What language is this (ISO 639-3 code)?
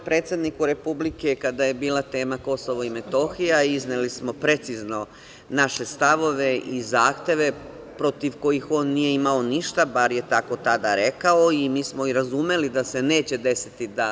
srp